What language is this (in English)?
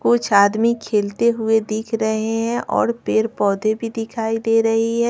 Hindi